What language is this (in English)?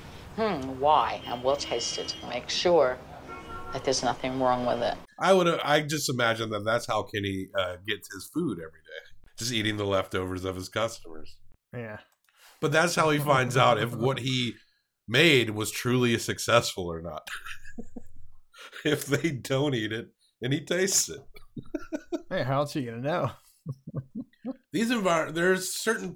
English